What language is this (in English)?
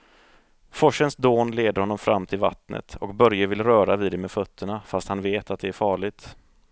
Swedish